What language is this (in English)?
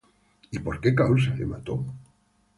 Spanish